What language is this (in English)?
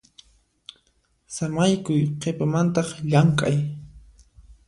Puno Quechua